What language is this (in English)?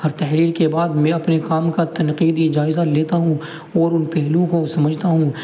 Urdu